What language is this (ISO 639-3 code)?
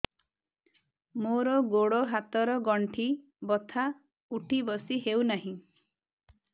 ori